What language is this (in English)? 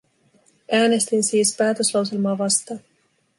Finnish